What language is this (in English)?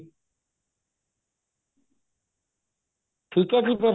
Punjabi